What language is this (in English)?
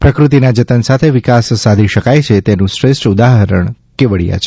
Gujarati